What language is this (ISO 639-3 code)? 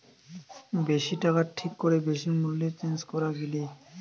ben